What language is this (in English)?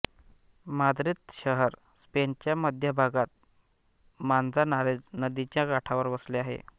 Marathi